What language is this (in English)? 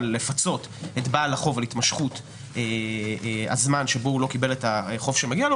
Hebrew